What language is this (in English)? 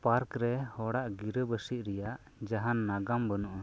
Santali